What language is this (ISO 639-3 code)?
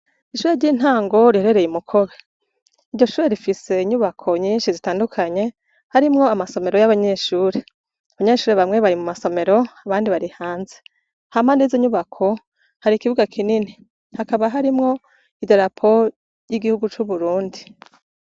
run